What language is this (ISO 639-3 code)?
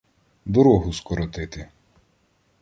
ukr